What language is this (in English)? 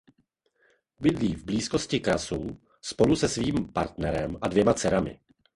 Czech